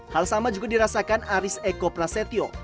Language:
Indonesian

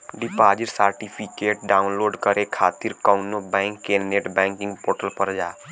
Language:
Bhojpuri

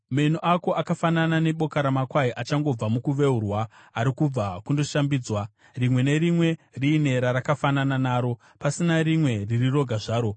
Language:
Shona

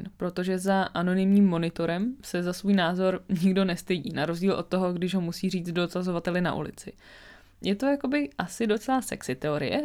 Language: Czech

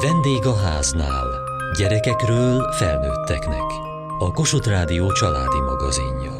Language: Hungarian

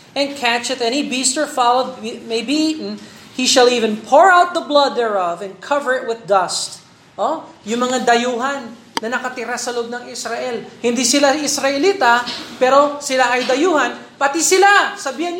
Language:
Filipino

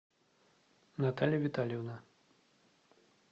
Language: Russian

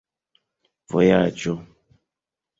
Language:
Esperanto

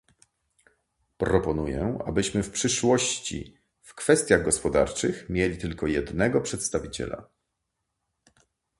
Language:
Polish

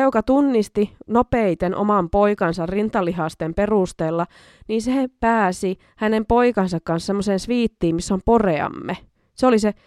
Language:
Finnish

